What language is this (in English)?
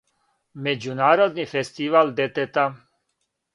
Serbian